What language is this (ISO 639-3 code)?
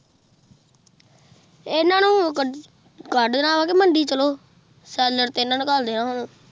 pan